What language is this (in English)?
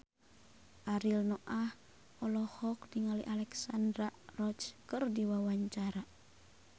Sundanese